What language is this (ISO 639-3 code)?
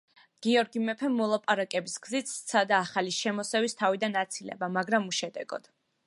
kat